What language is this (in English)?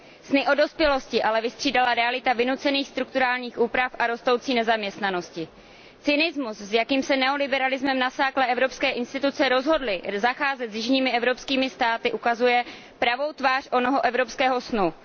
Czech